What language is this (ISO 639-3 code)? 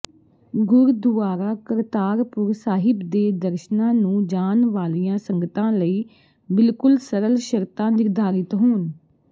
pan